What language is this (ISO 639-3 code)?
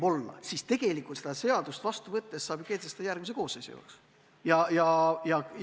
est